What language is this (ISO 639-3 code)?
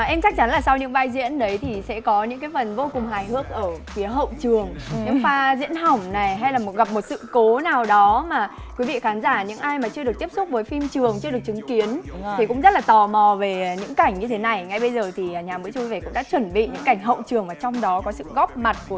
vie